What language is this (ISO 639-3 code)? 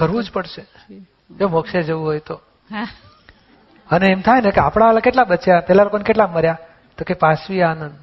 guj